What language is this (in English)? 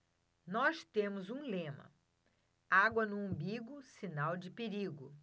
Portuguese